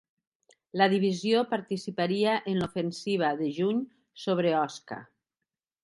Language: Catalan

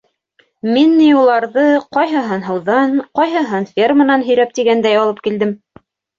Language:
Bashkir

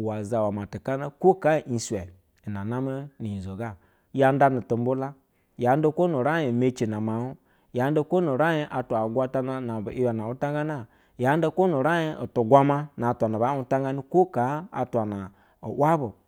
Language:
Basa (Nigeria)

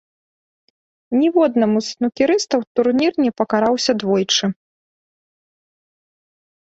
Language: Belarusian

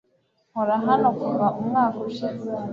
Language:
Kinyarwanda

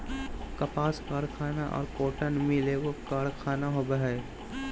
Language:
Magahi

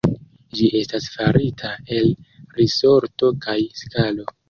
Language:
Esperanto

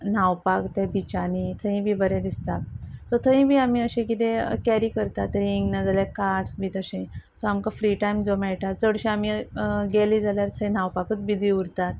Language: Konkani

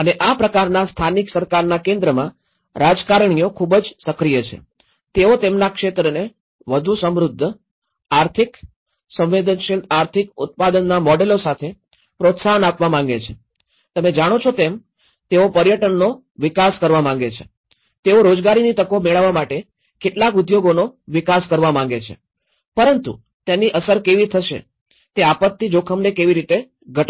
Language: Gujarati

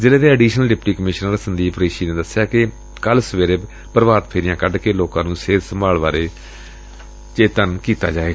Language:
Punjabi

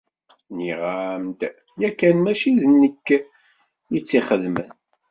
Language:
Kabyle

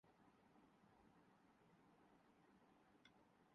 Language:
Urdu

